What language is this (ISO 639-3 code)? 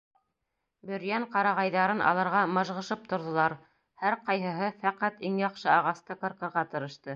bak